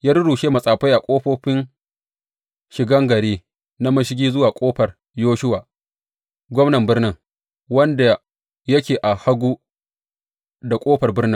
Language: Hausa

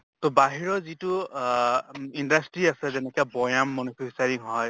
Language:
Assamese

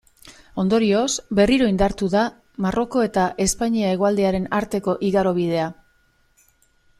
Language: Basque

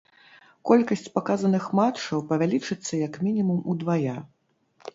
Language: Belarusian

